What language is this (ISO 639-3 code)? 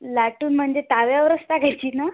mar